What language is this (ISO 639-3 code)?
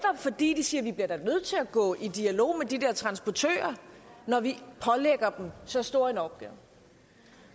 dan